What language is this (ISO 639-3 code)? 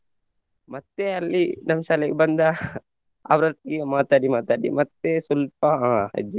kan